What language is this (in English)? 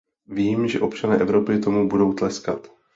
Czech